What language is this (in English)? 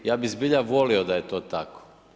Croatian